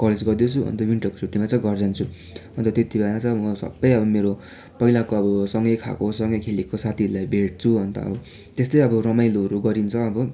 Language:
Nepali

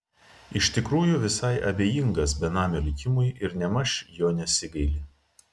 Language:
Lithuanian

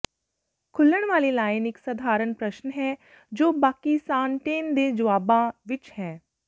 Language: Punjabi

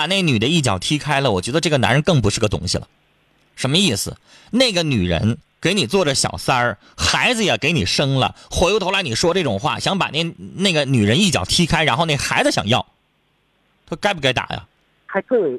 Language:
Chinese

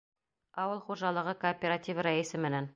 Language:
Bashkir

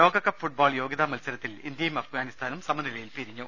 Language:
Malayalam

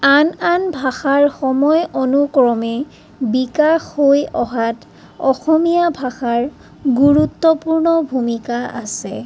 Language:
Assamese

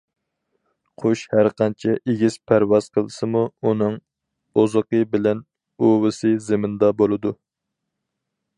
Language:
Uyghur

